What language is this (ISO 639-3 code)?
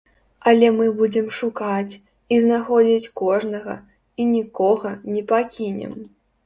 bel